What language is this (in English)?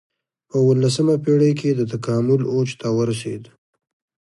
Pashto